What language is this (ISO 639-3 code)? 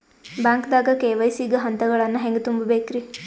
kan